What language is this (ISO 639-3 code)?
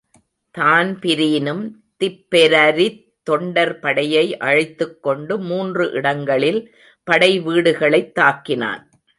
tam